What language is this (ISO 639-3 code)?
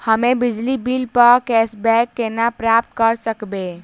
mai